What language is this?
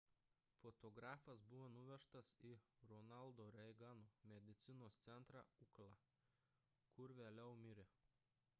Lithuanian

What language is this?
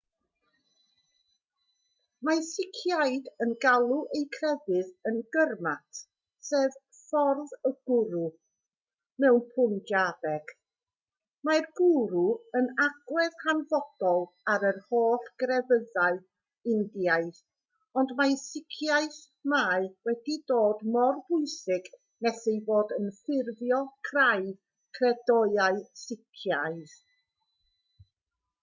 Welsh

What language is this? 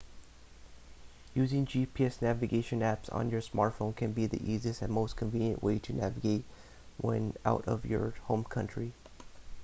English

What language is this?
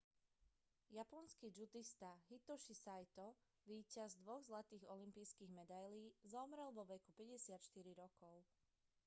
Slovak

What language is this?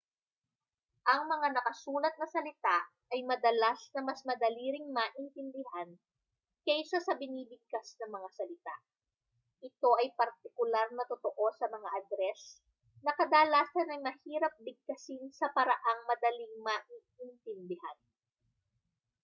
Filipino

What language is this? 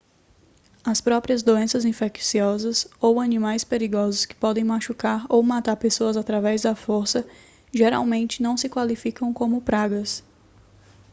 Portuguese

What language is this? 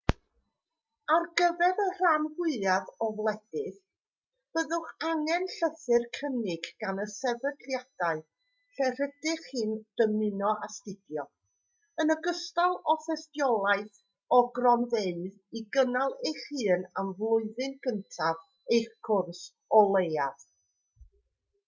Welsh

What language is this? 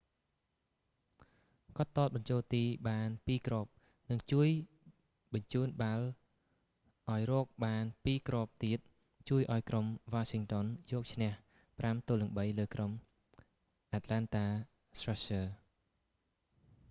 Khmer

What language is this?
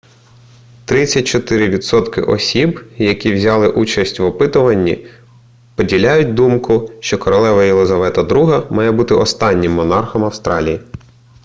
Ukrainian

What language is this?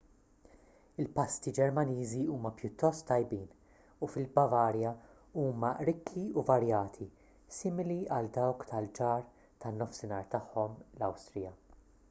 Maltese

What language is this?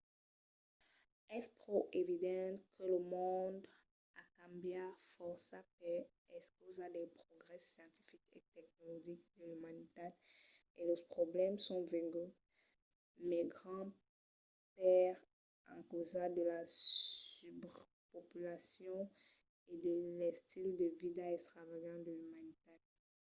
Occitan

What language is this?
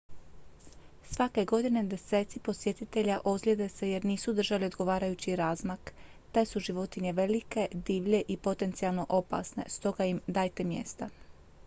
Croatian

